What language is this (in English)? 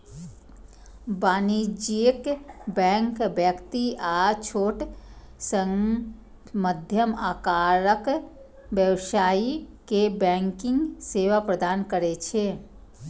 Maithili